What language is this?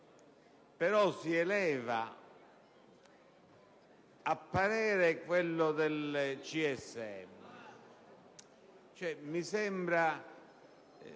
Italian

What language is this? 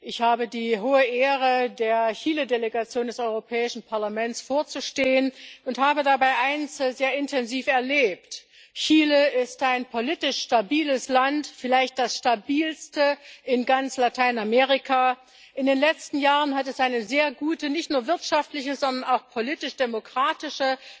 German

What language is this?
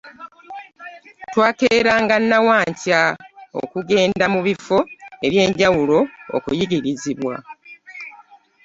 Ganda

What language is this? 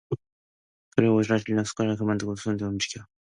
Korean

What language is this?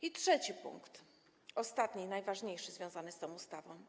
Polish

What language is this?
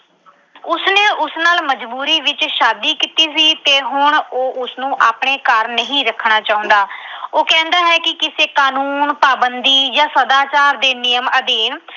Punjabi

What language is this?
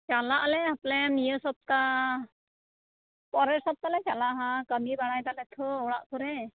Santali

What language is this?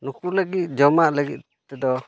Santali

